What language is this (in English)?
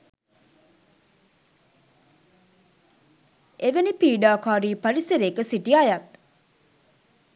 Sinhala